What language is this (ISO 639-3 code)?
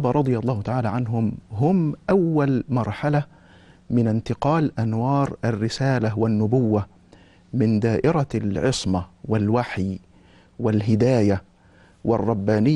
ara